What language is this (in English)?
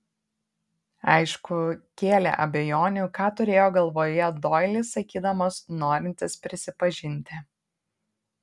Lithuanian